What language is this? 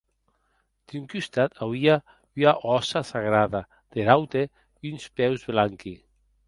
Occitan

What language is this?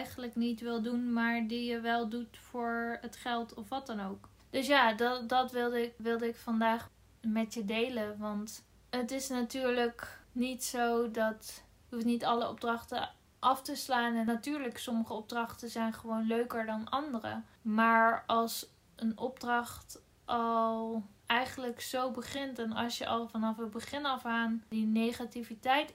Dutch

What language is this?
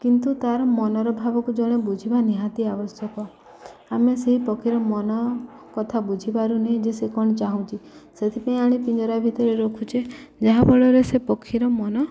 Odia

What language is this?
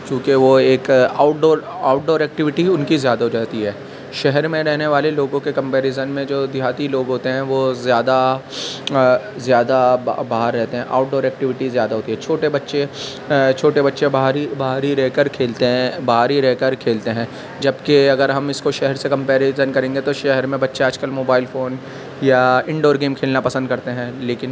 Urdu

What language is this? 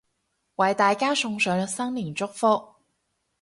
Cantonese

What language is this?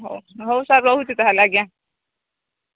Odia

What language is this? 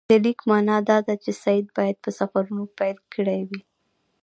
Pashto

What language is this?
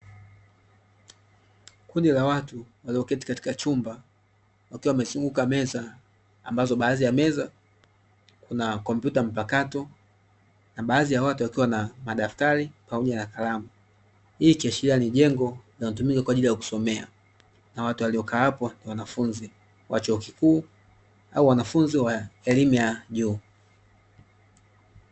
Swahili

